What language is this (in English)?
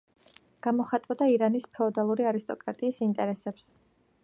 Georgian